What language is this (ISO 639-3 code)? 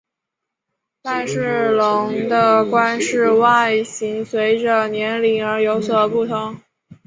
zho